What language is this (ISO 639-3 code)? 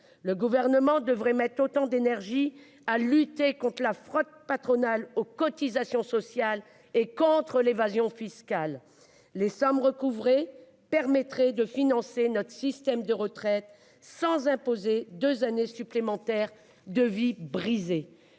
fra